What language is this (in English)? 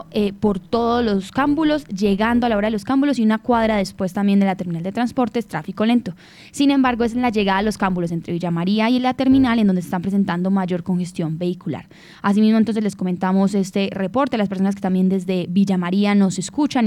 Spanish